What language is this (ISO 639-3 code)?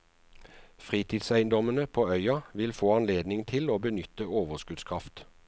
nor